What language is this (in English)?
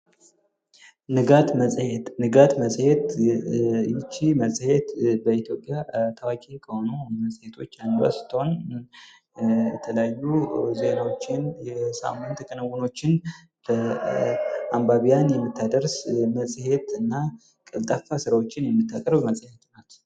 Amharic